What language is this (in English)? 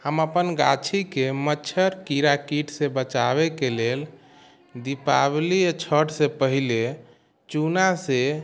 Maithili